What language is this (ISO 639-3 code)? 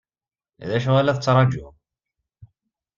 kab